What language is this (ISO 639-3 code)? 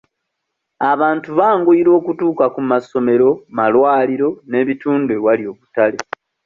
lug